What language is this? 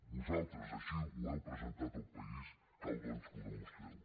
Catalan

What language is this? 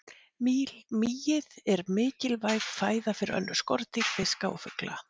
Icelandic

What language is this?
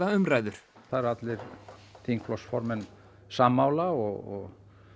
Icelandic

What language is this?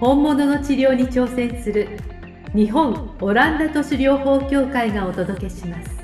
Japanese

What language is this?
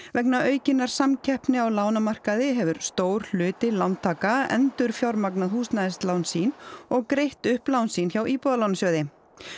Icelandic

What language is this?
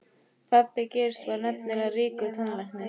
Icelandic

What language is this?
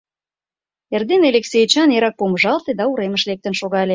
Mari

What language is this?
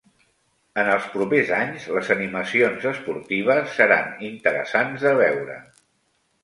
Catalan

